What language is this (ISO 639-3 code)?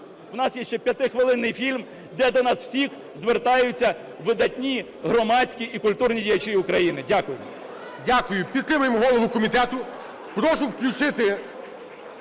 ukr